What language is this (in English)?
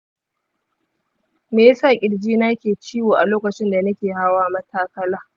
Hausa